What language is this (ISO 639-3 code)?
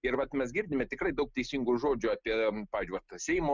lit